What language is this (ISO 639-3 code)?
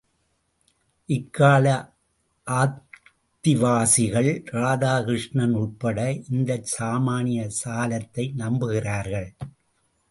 tam